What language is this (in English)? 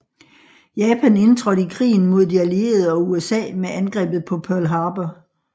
Danish